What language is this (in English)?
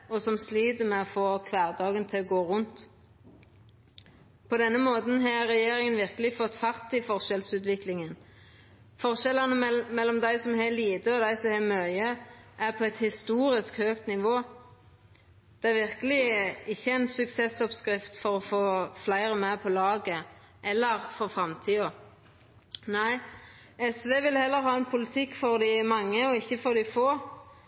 Norwegian Nynorsk